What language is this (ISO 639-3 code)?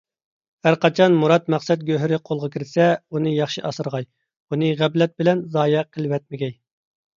uig